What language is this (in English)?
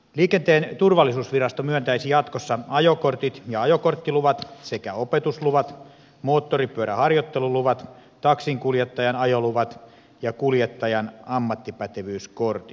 Finnish